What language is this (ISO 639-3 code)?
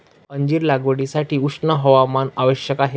mar